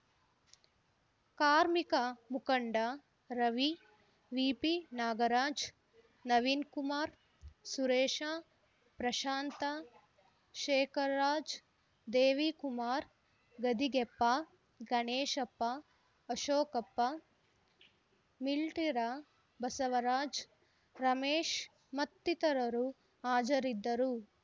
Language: Kannada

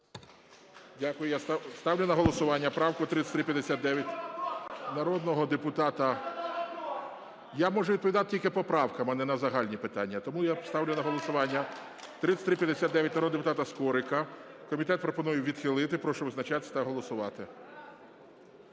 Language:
Ukrainian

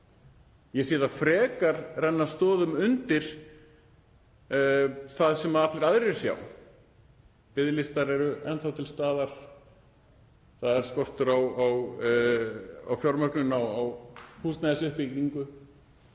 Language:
Icelandic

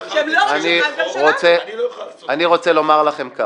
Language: Hebrew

